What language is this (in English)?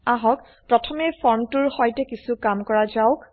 Assamese